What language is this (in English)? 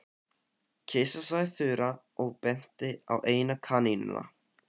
Icelandic